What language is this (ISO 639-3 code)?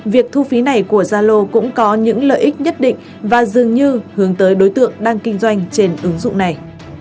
vie